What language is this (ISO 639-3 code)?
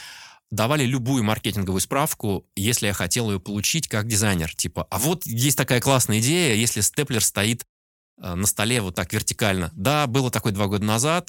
rus